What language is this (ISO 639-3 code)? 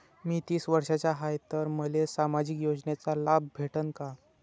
mar